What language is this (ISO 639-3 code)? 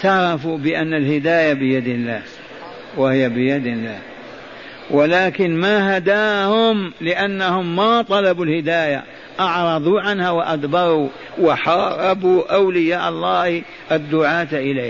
ara